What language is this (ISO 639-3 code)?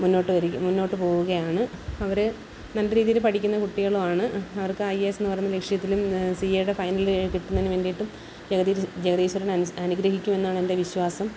mal